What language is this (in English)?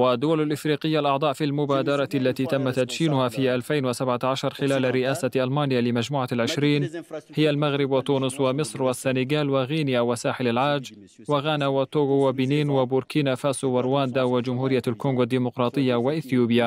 Arabic